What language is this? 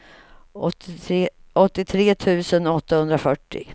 Swedish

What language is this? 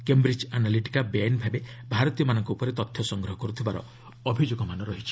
Odia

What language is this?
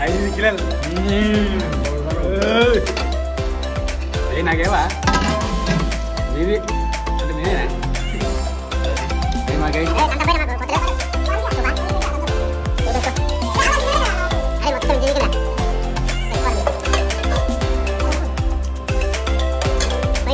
Indonesian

